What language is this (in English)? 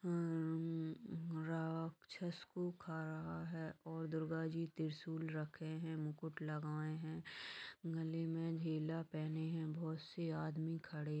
Magahi